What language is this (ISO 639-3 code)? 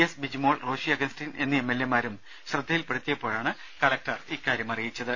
mal